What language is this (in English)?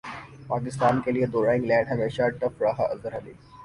Urdu